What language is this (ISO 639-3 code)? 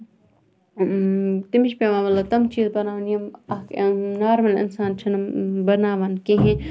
kas